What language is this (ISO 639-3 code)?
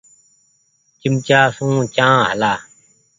gig